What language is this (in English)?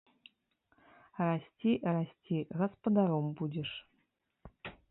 Belarusian